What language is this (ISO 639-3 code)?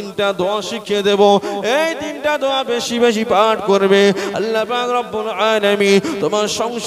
ara